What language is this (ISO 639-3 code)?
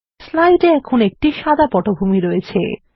ben